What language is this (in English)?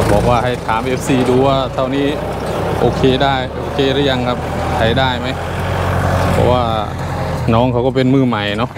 Thai